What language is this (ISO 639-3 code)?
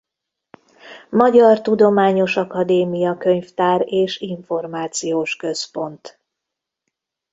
hun